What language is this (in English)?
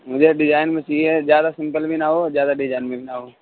Urdu